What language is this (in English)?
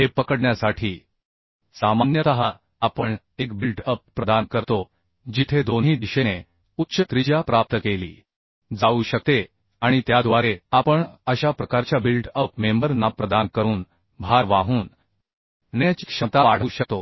Marathi